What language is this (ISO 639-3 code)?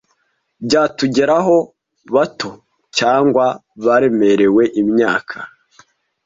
kin